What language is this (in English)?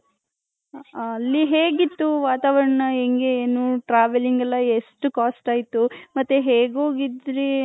Kannada